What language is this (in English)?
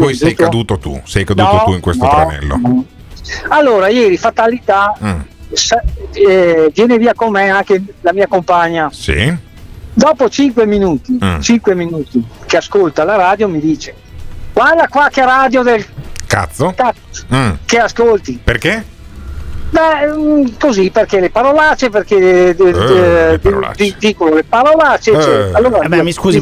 Italian